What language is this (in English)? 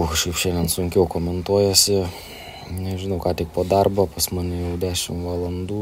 Lithuanian